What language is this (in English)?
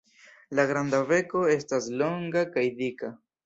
Esperanto